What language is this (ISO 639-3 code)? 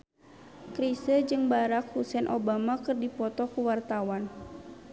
sun